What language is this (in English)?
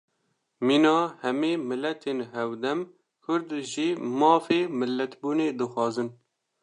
Kurdish